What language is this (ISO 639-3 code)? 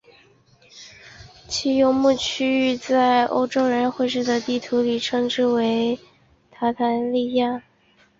zho